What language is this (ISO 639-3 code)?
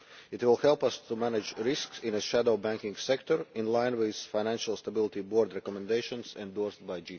eng